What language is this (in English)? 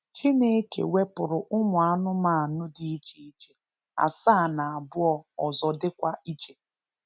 Igbo